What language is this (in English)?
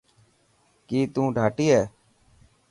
Dhatki